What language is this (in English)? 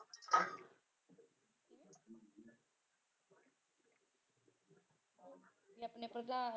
Punjabi